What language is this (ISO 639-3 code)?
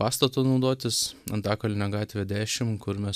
lit